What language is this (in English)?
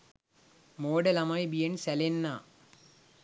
Sinhala